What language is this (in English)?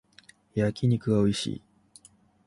Japanese